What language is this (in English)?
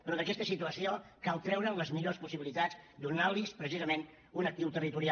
Catalan